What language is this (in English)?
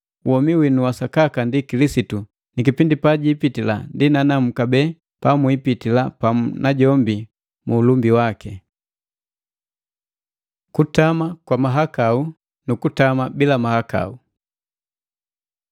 Matengo